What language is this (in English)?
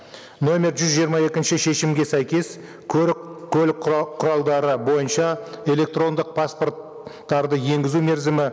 Kazakh